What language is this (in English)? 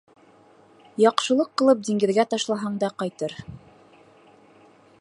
Bashkir